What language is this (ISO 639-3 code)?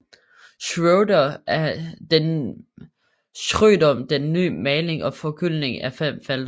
dan